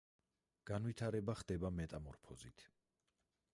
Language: Georgian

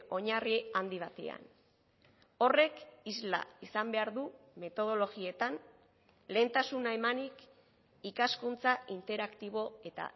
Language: Basque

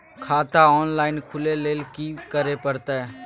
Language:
Maithili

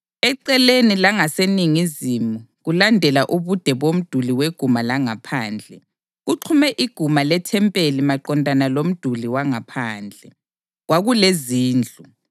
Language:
North Ndebele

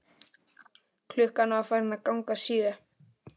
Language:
Icelandic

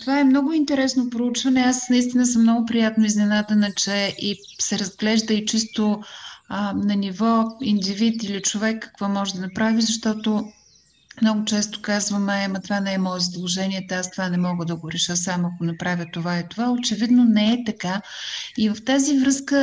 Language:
Bulgarian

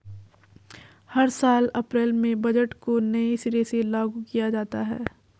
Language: Hindi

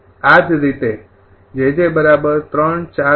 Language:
Gujarati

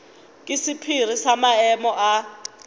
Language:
Northern Sotho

